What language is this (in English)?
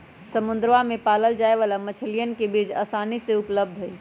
Magahi